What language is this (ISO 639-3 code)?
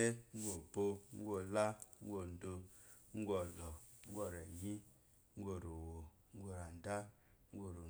afo